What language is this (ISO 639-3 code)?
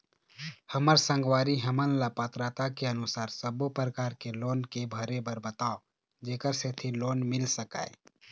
hne